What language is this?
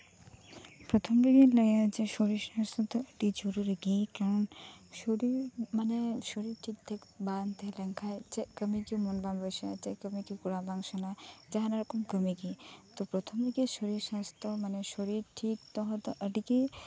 Santali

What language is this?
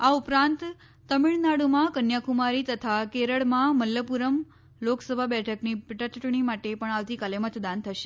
Gujarati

